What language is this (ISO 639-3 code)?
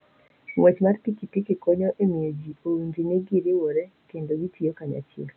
luo